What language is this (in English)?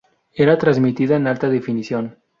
Spanish